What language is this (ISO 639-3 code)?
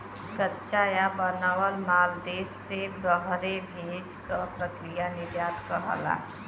bho